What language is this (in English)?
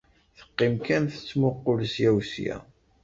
Kabyle